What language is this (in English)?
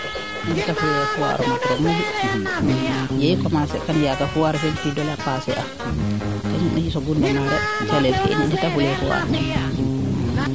Serer